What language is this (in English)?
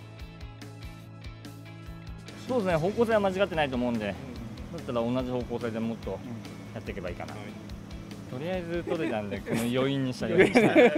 Japanese